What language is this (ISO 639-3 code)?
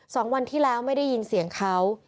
tha